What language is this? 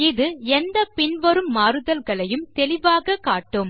Tamil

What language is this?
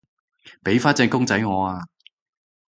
Cantonese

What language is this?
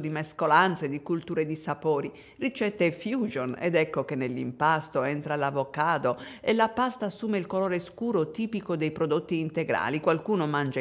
Italian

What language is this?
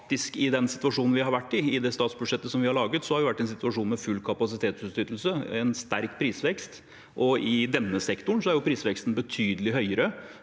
Norwegian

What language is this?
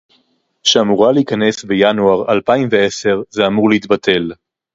Hebrew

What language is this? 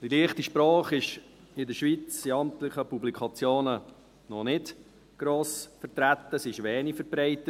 Swiss German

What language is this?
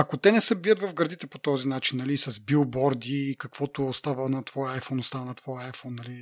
Bulgarian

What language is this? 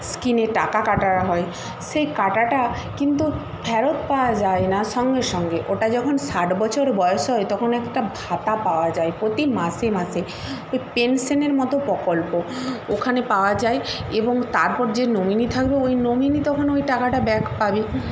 Bangla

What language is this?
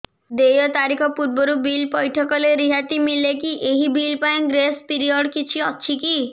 Odia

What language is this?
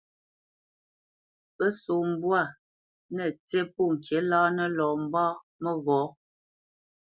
Bamenyam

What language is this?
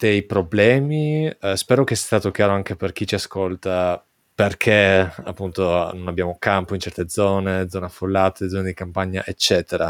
Italian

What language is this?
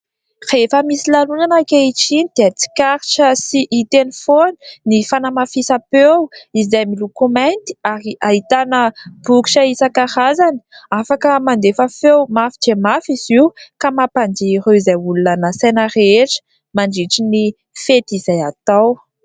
Malagasy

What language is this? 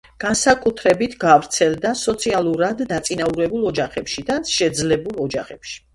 Georgian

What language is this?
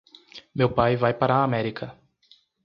Portuguese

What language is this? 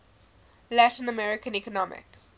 English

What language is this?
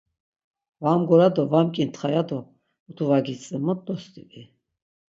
Laz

